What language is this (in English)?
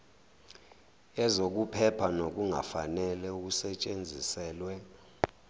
Zulu